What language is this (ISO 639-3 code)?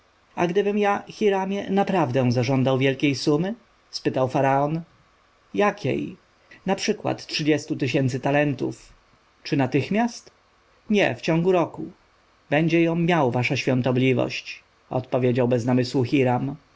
pol